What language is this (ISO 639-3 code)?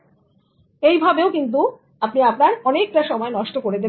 ben